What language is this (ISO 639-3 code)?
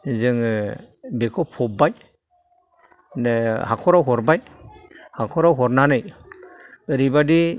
brx